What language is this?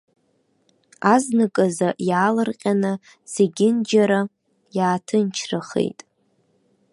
Abkhazian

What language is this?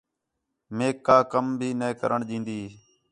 Khetrani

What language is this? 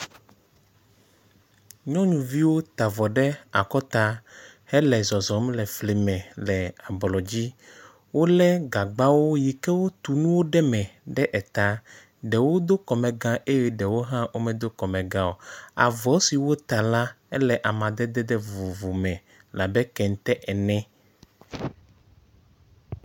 Ewe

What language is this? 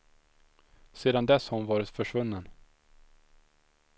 Swedish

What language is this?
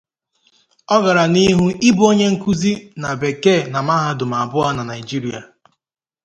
Igbo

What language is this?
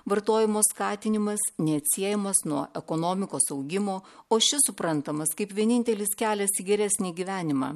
Lithuanian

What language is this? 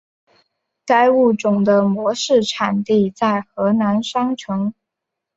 Chinese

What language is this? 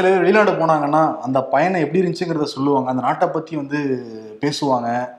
Tamil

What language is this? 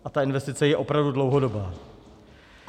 Czech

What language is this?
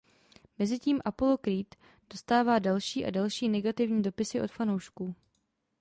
Czech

